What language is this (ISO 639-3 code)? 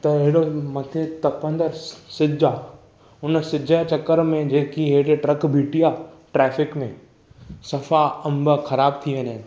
snd